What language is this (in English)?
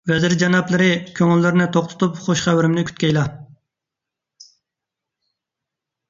Uyghur